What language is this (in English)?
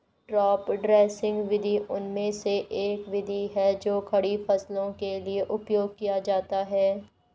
Hindi